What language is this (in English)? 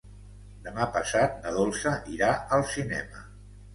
Catalan